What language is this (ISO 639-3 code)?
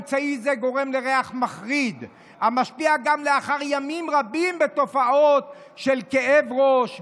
heb